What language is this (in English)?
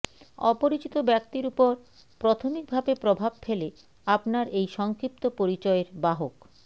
Bangla